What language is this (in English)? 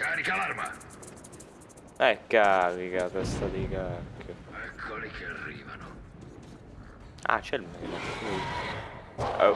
Italian